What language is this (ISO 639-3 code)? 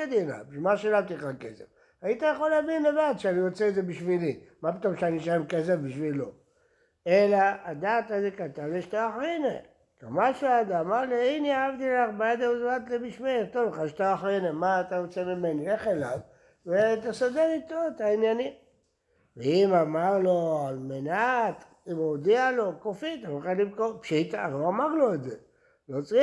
heb